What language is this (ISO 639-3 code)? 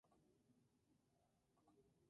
spa